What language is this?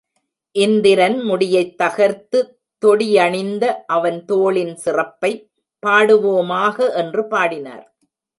Tamil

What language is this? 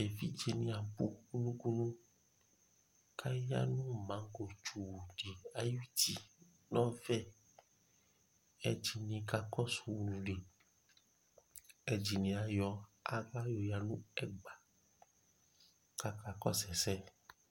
Ikposo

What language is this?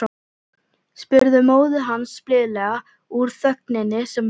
Icelandic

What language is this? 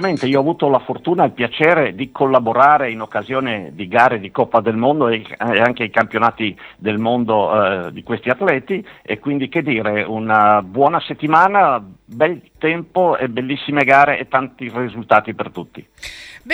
Italian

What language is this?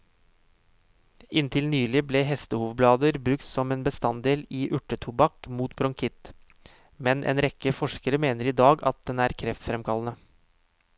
Norwegian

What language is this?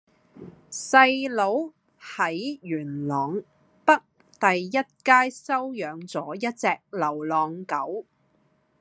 Cantonese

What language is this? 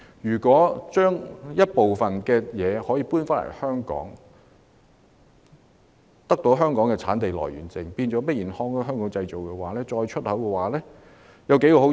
Cantonese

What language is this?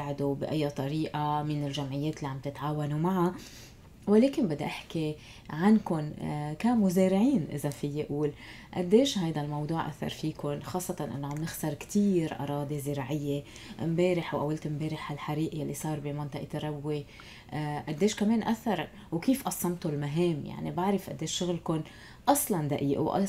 Arabic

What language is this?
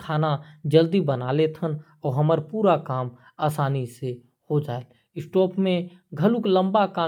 Korwa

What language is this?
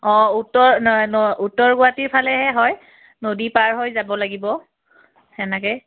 Assamese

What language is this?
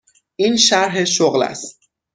Persian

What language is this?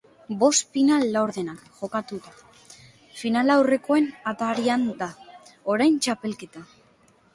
Basque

